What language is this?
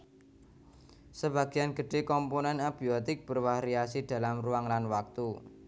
Javanese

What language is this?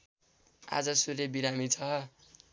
Nepali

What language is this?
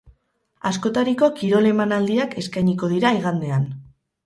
Basque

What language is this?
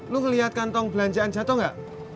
Indonesian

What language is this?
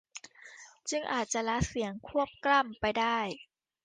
Thai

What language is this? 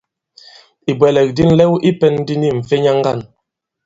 Bankon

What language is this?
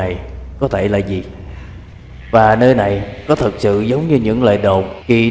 Vietnamese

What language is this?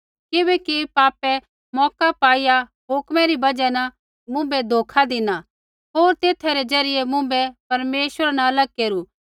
Kullu Pahari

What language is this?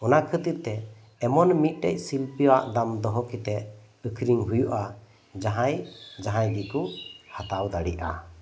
Santali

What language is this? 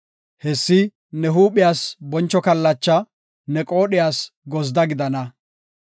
Gofa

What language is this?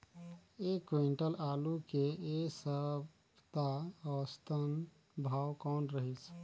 Chhattisgarhi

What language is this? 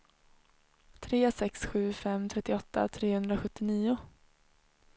Swedish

